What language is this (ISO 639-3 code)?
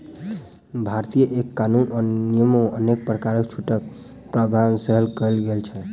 mai